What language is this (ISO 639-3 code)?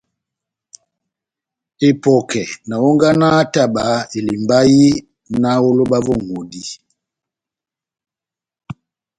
bnm